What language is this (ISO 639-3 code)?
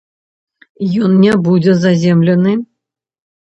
bel